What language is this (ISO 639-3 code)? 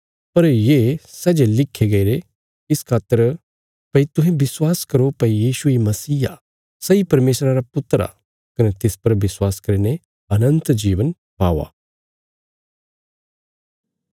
kfs